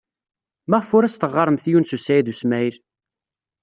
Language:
Kabyle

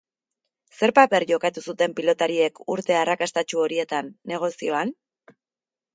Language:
Basque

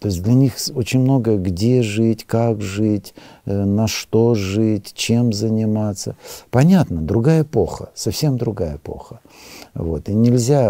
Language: Russian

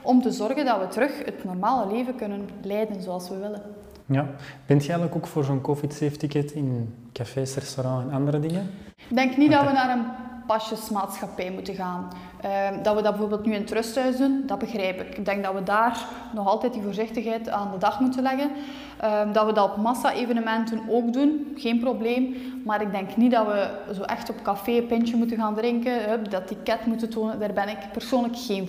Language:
Dutch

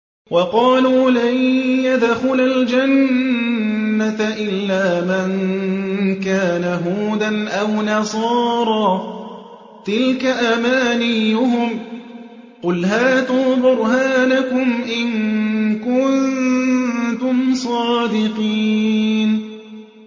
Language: Arabic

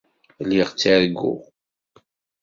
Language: Kabyle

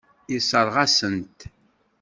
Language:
Kabyle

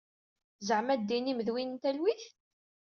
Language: Kabyle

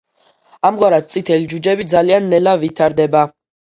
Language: Georgian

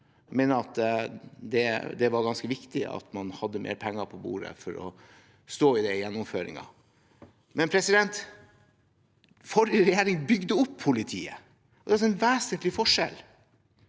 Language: Norwegian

